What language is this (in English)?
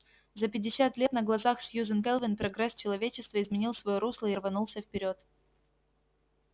Russian